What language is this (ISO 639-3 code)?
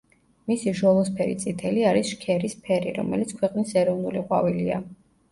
kat